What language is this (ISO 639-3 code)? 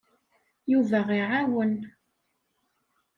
kab